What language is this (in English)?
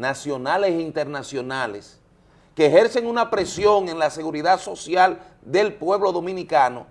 Spanish